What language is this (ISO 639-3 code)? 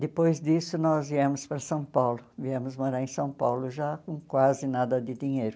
por